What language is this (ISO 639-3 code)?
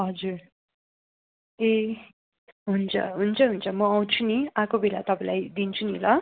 nep